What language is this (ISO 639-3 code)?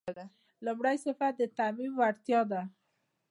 pus